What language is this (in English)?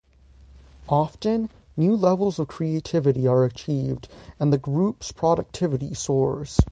English